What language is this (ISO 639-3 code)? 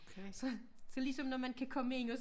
dan